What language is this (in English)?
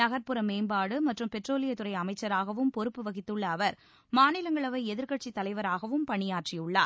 Tamil